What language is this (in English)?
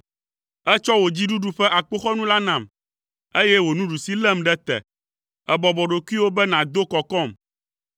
Ewe